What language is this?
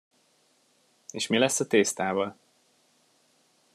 Hungarian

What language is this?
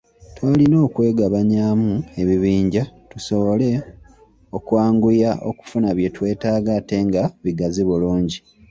Ganda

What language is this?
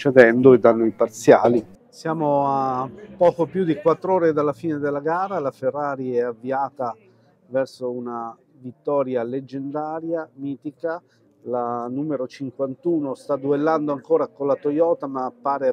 Italian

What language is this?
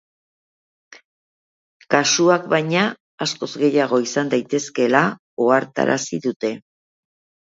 Basque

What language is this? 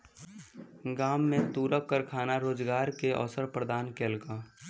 Maithili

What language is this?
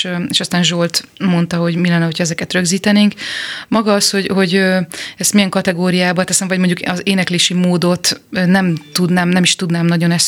Hungarian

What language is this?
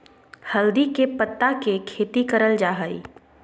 Magahi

